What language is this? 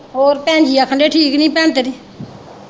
Punjabi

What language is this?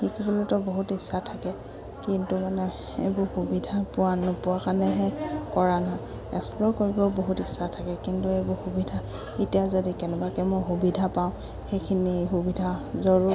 Assamese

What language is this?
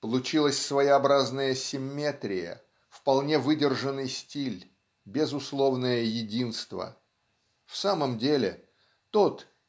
Russian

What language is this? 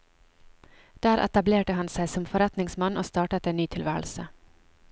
Norwegian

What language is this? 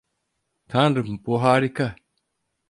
Turkish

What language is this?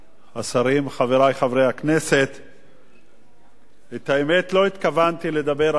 Hebrew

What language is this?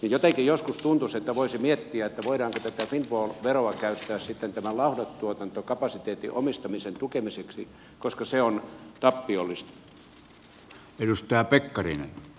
Finnish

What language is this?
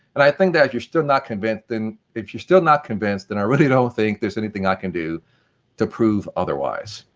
English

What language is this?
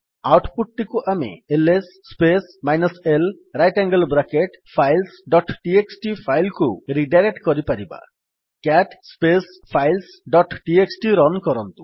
Odia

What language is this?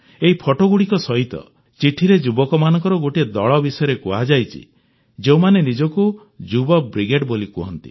Odia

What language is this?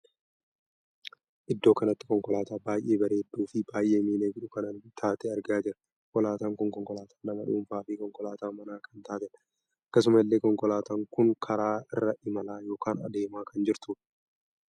Oromo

